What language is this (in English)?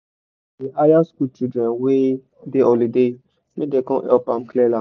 Nigerian Pidgin